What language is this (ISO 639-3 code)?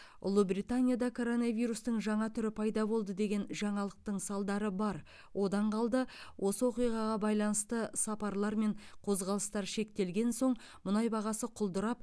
kaz